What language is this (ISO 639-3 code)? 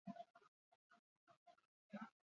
eus